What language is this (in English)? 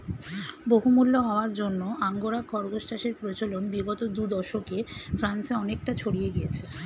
Bangla